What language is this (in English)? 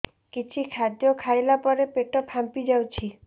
Odia